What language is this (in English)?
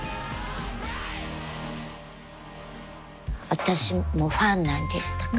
Japanese